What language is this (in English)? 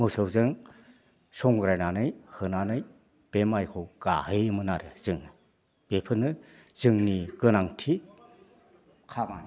Bodo